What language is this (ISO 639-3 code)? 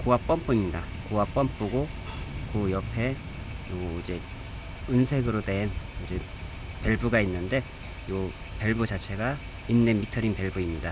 kor